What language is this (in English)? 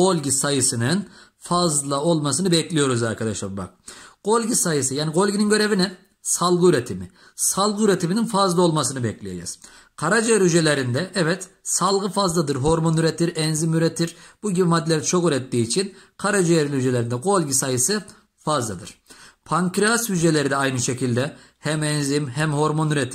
Turkish